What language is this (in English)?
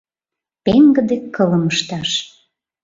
Mari